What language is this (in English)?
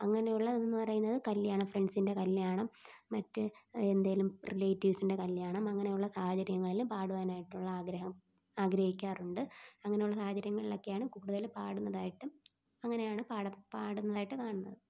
Malayalam